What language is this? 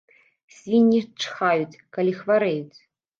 Belarusian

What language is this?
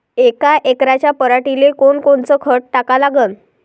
Marathi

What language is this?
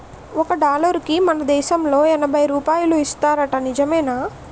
Telugu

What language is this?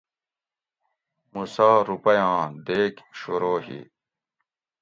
Gawri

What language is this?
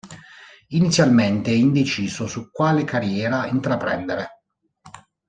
Italian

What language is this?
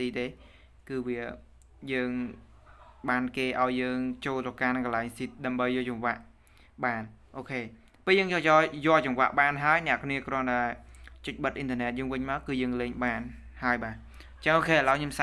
Vietnamese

